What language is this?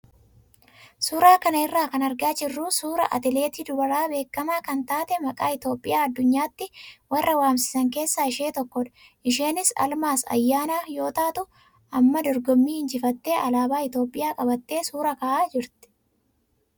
Oromo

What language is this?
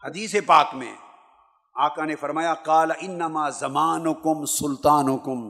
Urdu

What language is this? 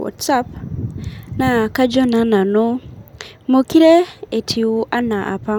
Masai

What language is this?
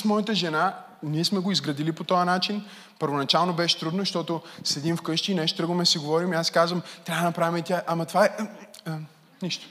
Bulgarian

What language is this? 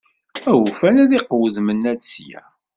Kabyle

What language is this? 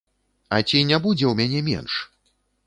Belarusian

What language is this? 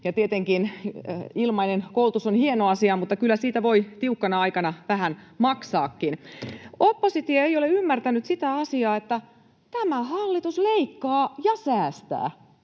Finnish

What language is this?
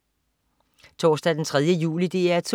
Danish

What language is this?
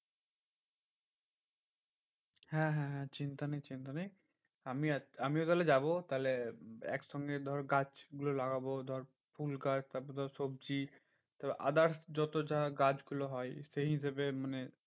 Bangla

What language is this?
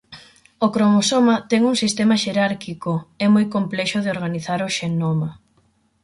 Galician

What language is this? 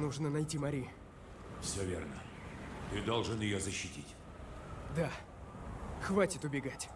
Russian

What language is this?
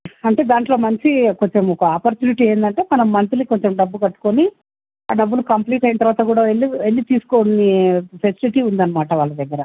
Telugu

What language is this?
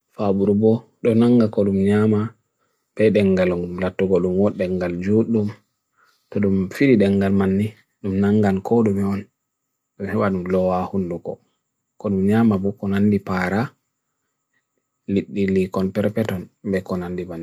Bagirmi Fulfulde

